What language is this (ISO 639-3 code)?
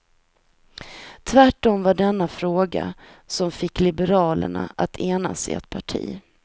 swe